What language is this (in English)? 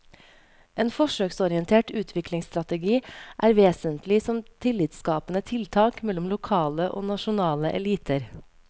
Norwegian